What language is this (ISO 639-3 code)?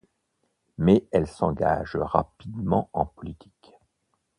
fra